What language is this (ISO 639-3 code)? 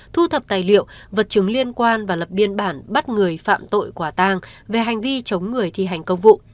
vie